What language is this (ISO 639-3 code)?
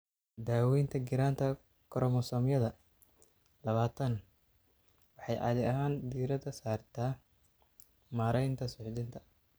som